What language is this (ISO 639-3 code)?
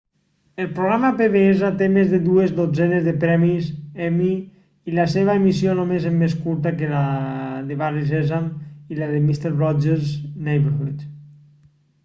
cat